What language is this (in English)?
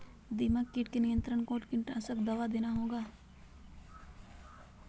Magahi